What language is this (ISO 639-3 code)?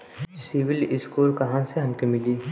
bho